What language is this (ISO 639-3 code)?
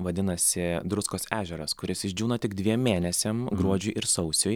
lit